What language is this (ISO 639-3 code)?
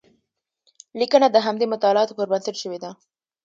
pus